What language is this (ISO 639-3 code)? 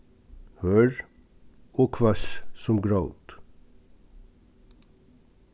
fao